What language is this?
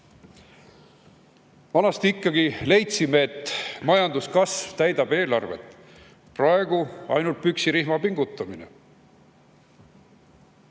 Estonian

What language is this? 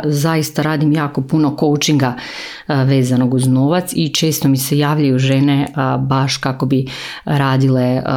Croatian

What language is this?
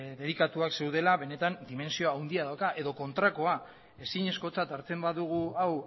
Basque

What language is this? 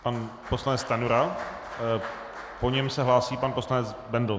Czech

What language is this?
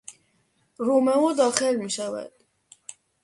Persian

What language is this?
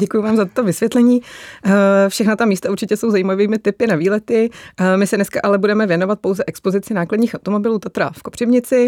Czech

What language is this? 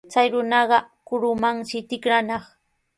Sihuas Ancash Quechua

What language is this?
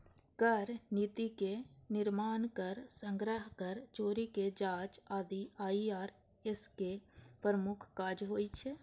Maithili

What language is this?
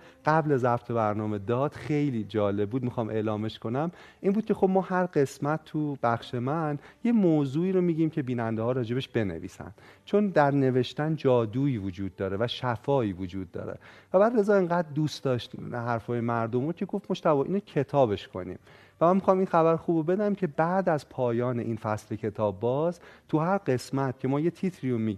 Persian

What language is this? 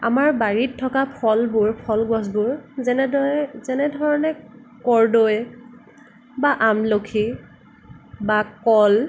Assamese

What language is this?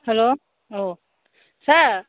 Manipuri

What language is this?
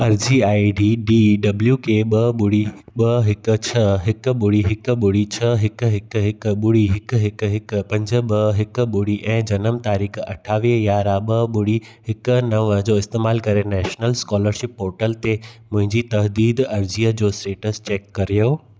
Sindhi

